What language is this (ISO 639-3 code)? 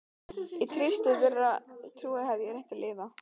isl